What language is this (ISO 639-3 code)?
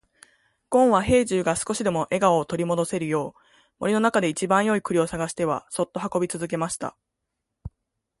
jpn